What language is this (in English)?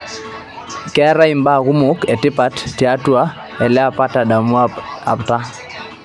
Masai